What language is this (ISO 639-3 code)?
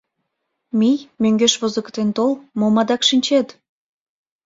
chm